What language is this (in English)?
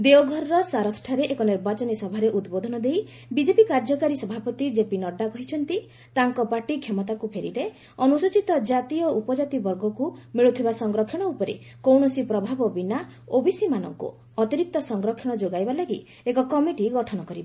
Odia